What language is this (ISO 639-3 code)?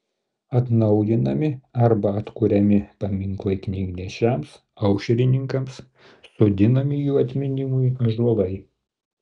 lit